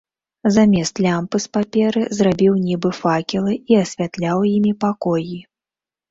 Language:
Belarusian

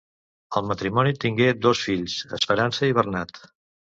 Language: Catalan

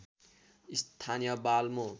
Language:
Nepali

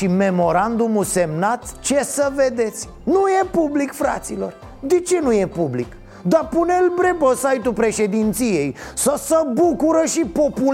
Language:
Romanian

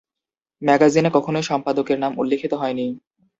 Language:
Bangla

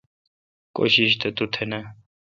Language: Kalkoti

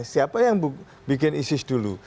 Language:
Indonesian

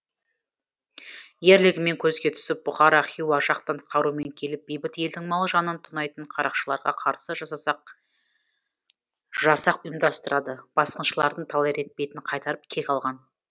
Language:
Kazakh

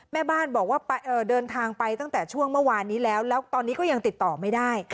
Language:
Thai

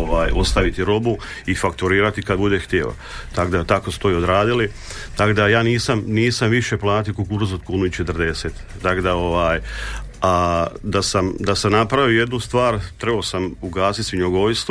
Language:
Croatian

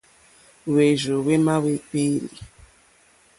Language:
Mokpwe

